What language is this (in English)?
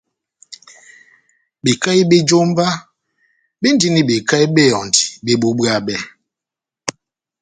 Batanga